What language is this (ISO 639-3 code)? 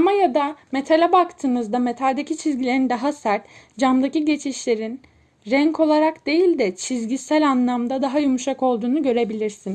tur